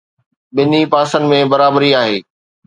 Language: Sindhi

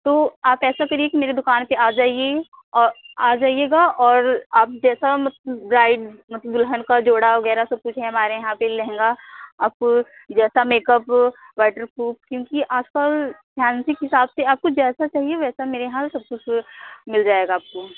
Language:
Hindi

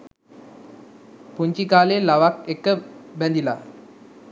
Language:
Sinhala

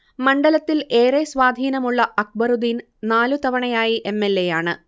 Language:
Malayalam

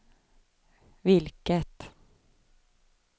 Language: Swedish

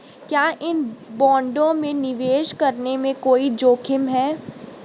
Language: Hindi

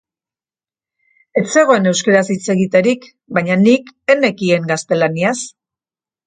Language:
Basque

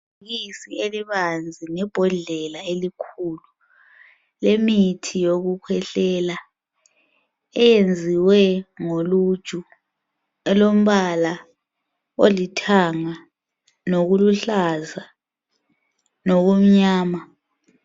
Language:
North Ndebele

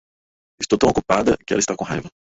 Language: Portuguese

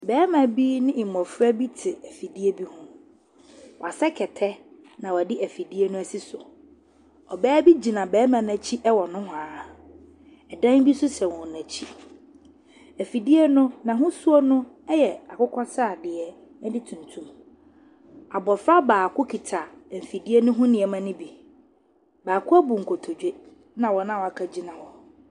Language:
Akan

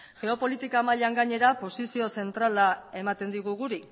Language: Basque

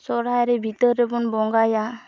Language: Santali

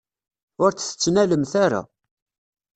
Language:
Kabyle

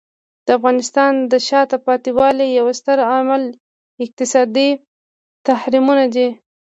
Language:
Pashto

